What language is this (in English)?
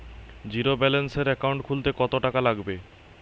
Bangla